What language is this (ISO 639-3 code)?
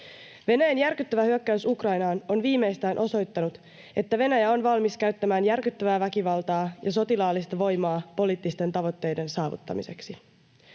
fin